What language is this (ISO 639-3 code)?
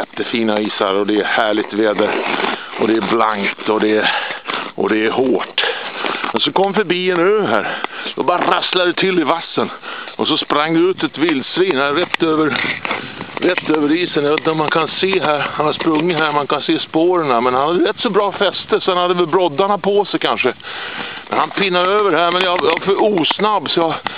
swe